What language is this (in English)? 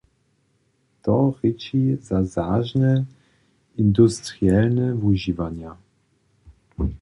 Upper Sorbian